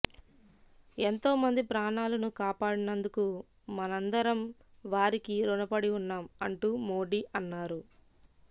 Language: Telugu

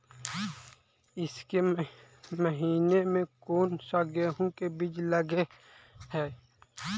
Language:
Magahi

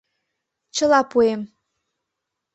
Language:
Mari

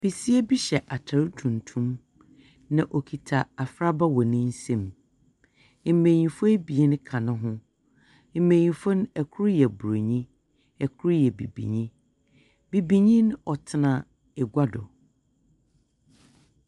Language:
Akan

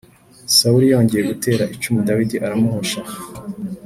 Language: Kinyarwanda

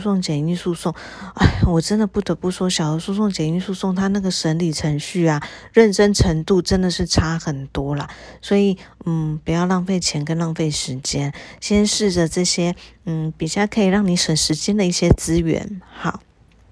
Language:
Chinese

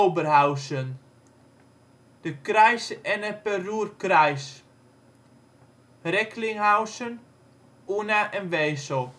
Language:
Dutch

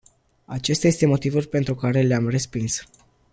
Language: Romanian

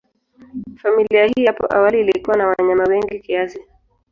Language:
Swahili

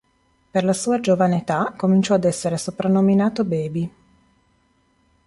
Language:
Italian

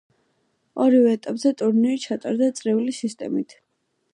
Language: Georgian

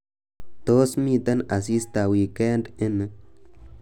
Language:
Kalenjin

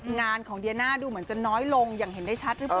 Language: Thai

